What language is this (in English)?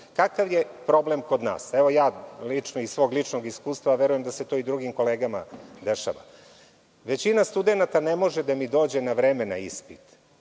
Serbian